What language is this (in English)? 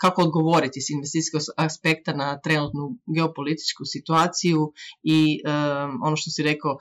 Croatian